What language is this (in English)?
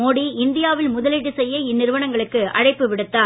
Tamil